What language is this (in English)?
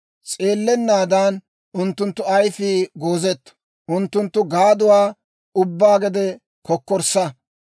Dawro